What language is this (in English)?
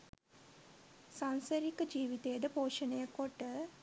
Sinhala